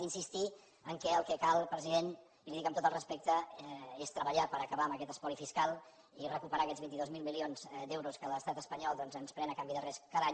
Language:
Catalan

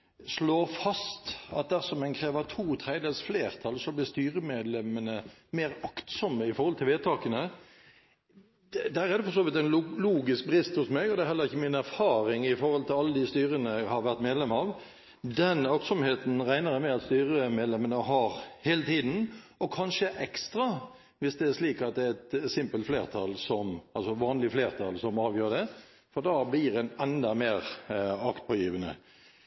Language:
Norwegian Bokmål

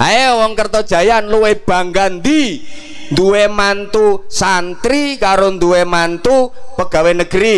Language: Indonesian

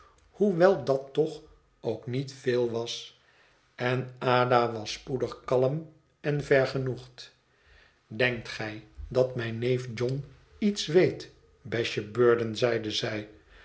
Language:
Dutch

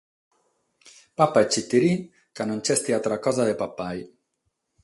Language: Sardinian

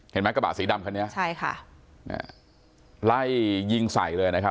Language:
Thai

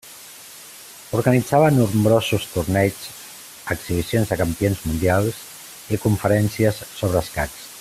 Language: Catalan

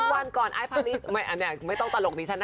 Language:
Thai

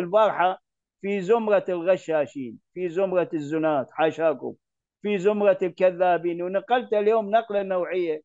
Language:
Arabic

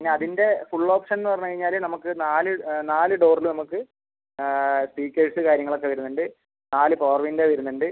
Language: Malayalam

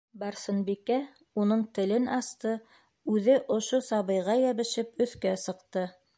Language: Bashkir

